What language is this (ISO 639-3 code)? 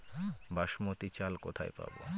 ben